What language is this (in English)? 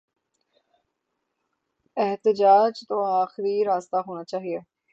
Urdu